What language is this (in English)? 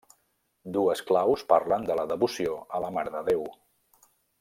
Catalan